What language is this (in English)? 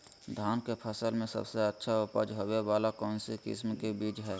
Magahi